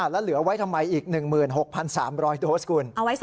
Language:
Thai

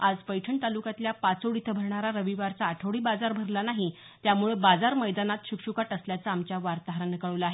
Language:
Marathi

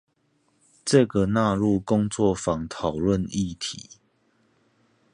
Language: Chinese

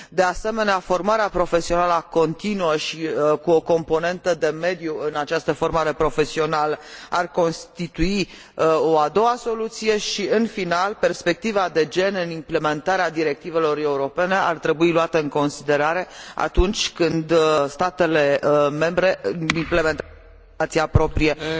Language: Romanian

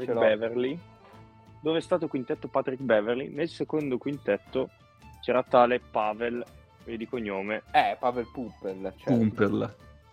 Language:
Italian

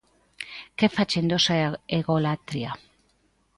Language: Galician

